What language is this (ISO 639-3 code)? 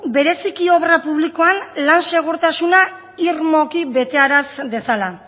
eus